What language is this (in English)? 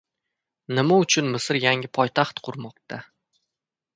Uzbek